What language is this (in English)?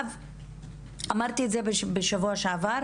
Hebrew